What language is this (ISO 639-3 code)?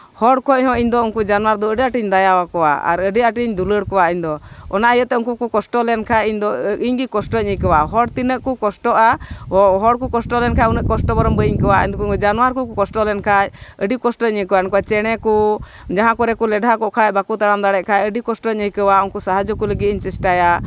sat